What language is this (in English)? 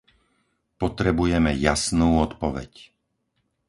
Slovak